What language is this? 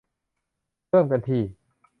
Thai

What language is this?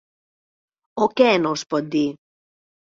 Catalan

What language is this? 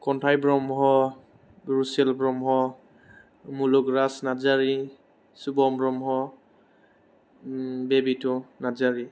Bodo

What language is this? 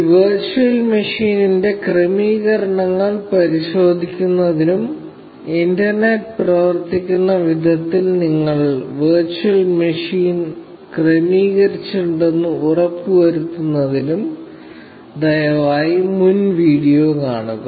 Malayalam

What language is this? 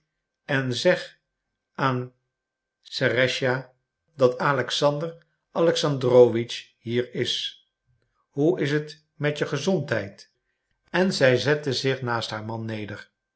Dutch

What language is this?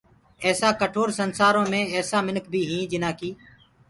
Gurgula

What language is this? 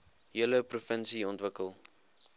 Afrikaans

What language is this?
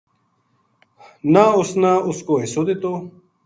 Gujari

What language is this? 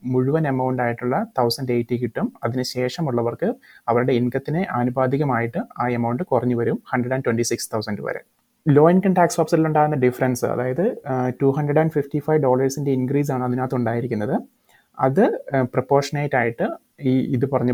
Malayalam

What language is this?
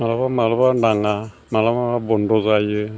Bodo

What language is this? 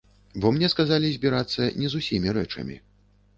Belarusian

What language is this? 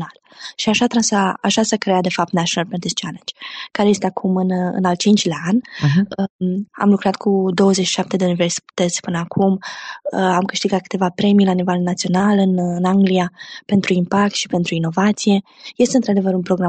Romanian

